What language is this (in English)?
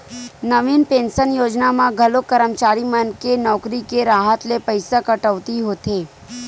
Chhattisgarhi